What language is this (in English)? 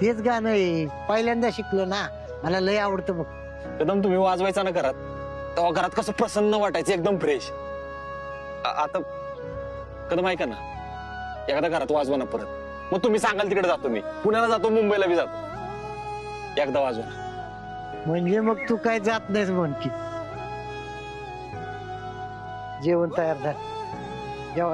Marathi